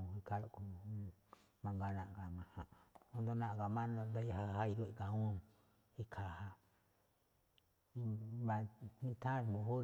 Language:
Malinaltepec Me'phaa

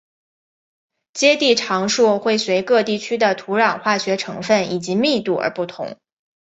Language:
Chinese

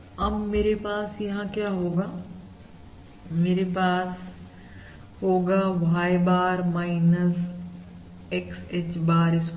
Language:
Hindi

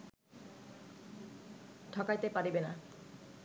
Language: Bangla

